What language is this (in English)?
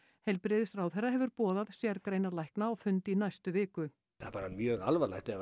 Icelandic